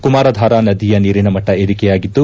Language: Kannada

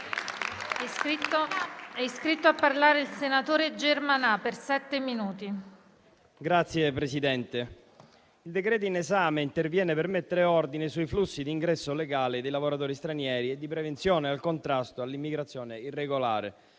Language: Italian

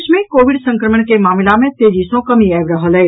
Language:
Maithili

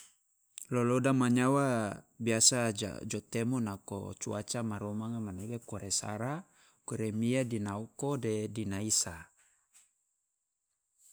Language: Loloda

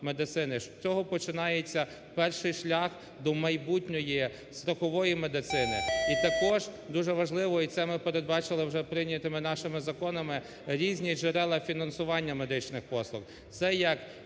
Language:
Ukrainian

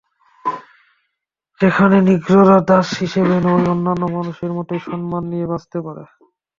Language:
Bangla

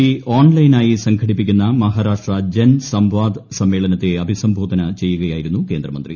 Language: Malayalam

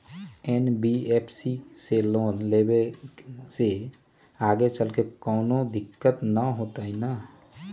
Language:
Magahi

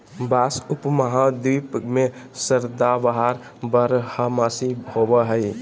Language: Magahi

